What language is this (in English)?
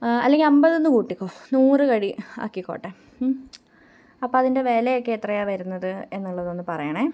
Malayalam